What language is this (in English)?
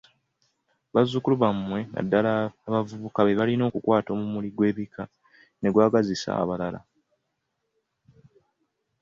Ganda